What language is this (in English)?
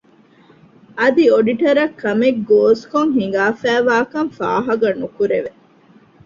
Divehi